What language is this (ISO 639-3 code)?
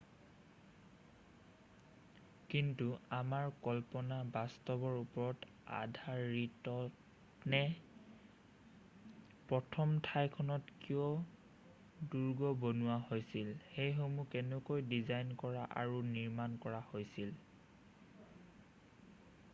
asm